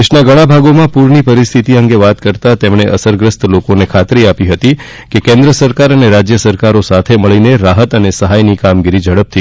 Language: Gujarati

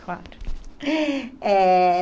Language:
Portuguese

